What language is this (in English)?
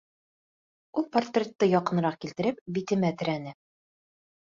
Bashkir